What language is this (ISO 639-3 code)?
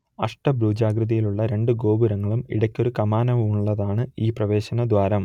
mal